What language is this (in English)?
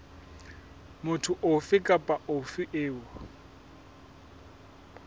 Southern Sotho